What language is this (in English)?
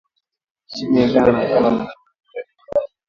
Swahili